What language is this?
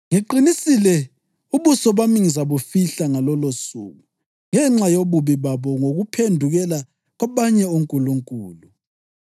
North Ndebele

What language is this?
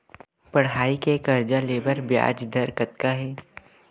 Chhattisgarhi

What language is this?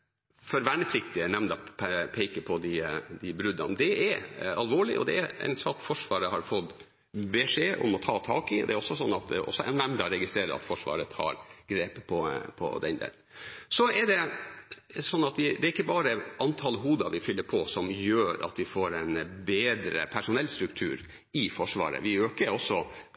Norwegian Bokmål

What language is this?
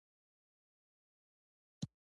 Pashto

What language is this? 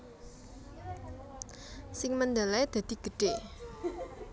Javanese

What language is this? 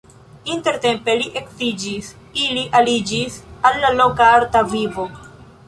Esperanto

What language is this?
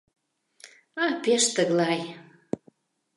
Mari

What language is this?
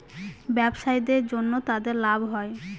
Bangla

